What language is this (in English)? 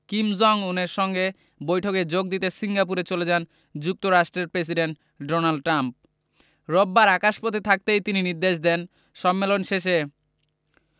Bangla